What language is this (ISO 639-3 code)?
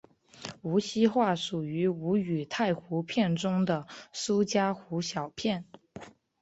zho